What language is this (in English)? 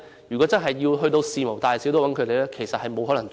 Cantonese